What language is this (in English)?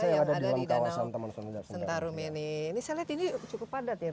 Indonesian